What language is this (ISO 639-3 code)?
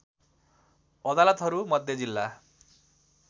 nep